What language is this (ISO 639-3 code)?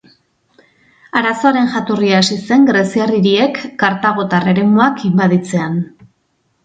eus